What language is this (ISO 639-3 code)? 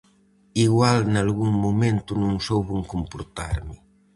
glg